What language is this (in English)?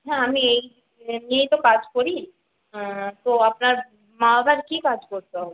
Bangla